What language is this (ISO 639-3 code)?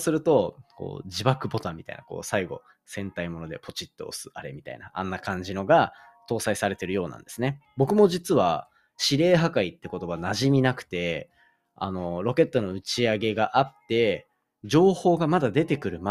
jpn